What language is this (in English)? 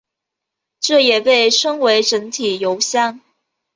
Chinese